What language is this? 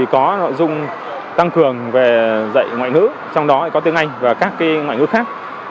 Vietnamese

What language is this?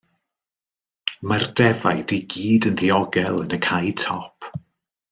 Welsh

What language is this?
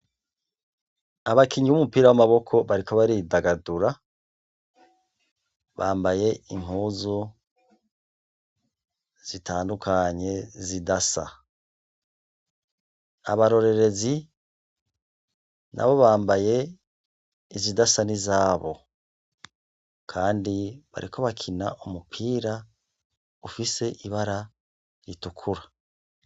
Rundi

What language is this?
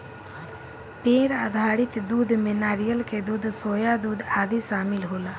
Bhojpuri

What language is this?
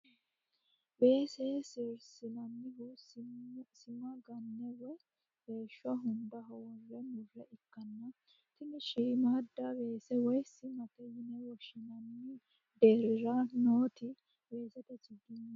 Sidamo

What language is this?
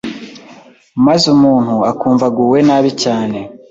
Kinyarwanda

